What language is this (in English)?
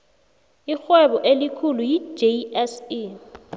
South Ndebele